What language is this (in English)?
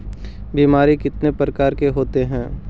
Magahi